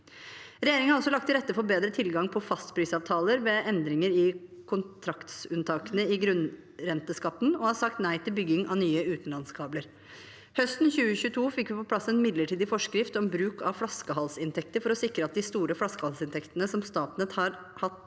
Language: Norwegian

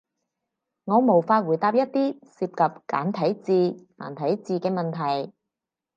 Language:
Cantonese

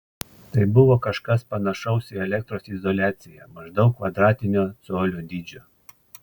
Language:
Lithuanian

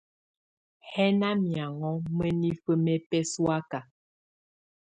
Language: Tunen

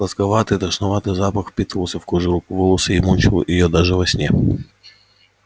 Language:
Russian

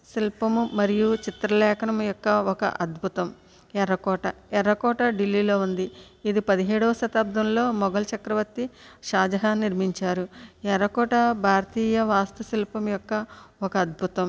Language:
Telugu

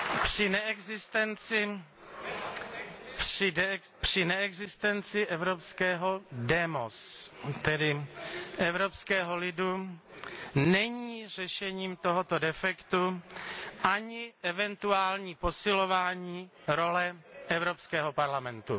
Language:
Czech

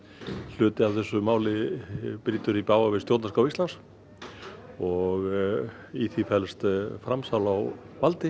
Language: Icelandic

